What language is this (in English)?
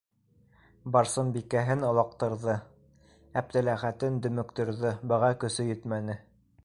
Bashkir